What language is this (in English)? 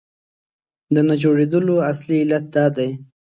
Pashto